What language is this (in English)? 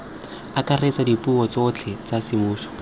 Tswana